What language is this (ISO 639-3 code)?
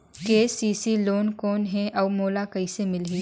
hne